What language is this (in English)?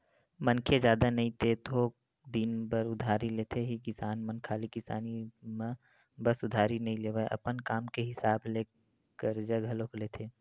Chhattisgarhi